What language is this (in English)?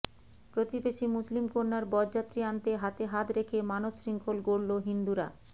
Bangla